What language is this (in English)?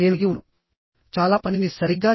Telugu